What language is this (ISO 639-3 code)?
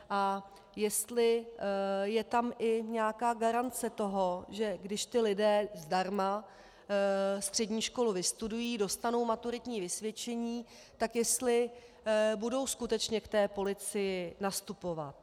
ces